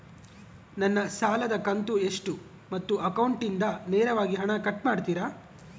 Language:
Kannada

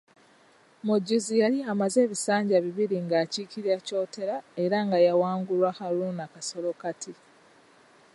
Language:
Ganda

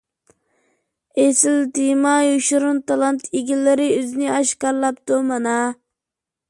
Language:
Uyghur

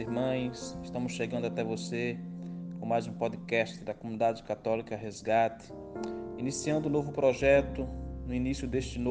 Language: Portuguese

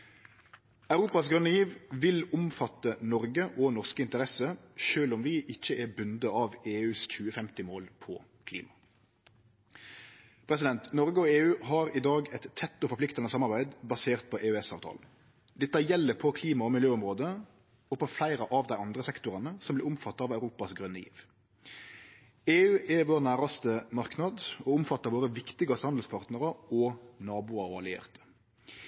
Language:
Norwegian Nynorsk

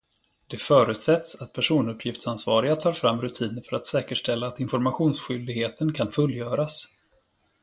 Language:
Swedish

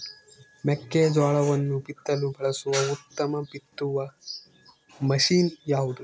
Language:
Kannada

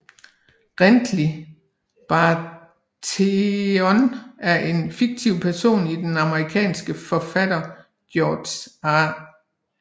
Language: Danish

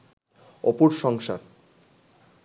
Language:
Bangla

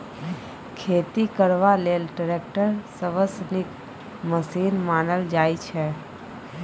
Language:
Maithili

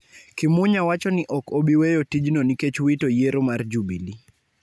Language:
Luo (Kenya and Tanzania)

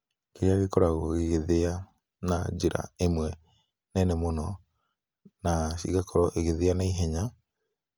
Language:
Kikuyu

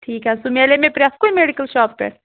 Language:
Kashmiri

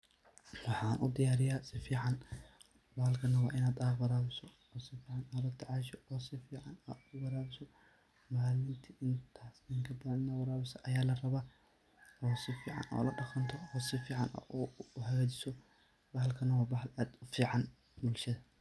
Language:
Somali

